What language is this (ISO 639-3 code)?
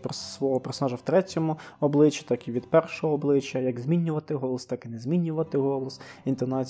ukr